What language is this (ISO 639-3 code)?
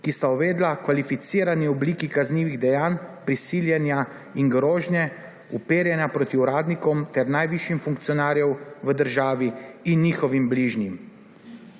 slv